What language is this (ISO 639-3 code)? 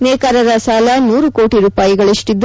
kan